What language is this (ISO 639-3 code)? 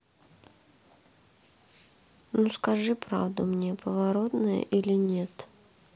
rus